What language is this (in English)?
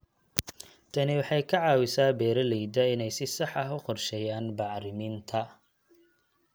Somali